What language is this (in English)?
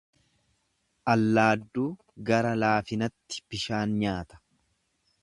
Oromo